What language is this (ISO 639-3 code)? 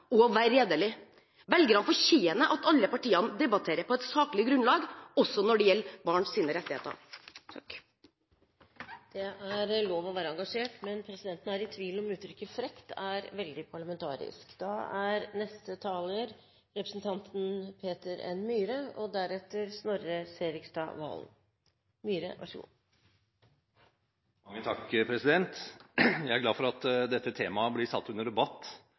nob